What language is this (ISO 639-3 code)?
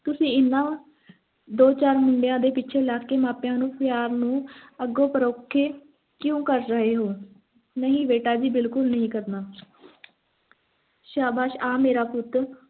pan